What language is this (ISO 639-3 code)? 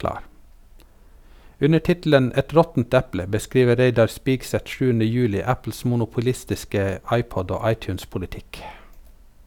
nor